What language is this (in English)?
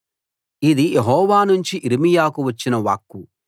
Telugu